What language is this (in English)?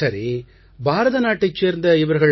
Tamil